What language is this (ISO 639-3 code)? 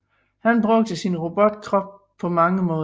dan